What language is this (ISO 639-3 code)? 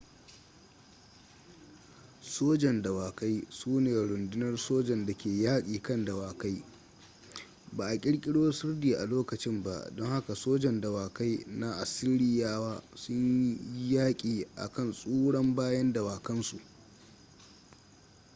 hau